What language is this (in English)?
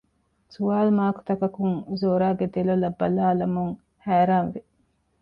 Divehi